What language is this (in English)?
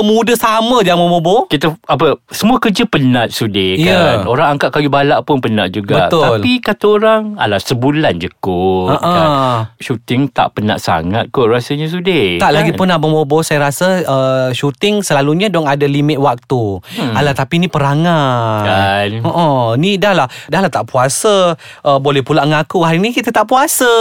Malay